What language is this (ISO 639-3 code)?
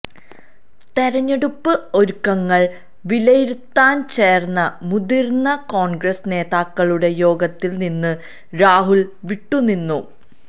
mal